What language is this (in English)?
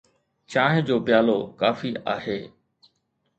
Sindhi